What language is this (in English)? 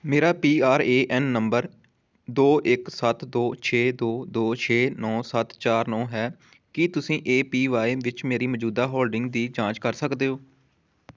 Punjabi